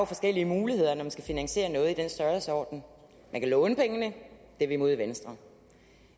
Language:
Danish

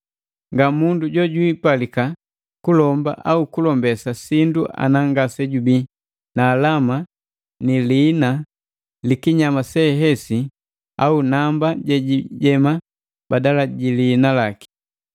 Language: Matengo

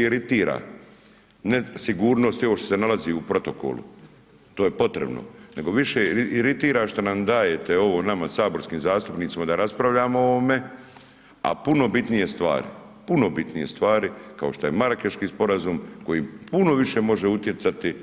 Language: Croatian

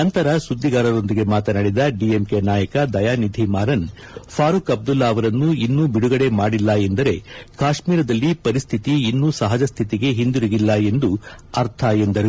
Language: Kannada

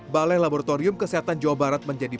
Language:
Indonesian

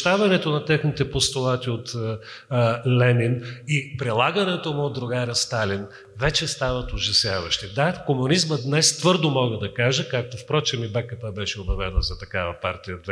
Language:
Bulgarian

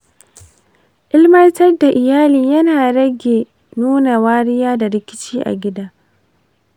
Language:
Hausa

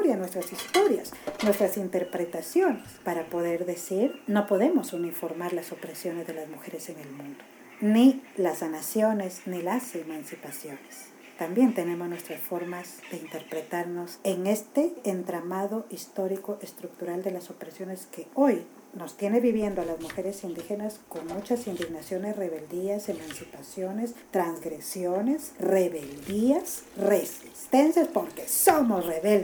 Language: Spanish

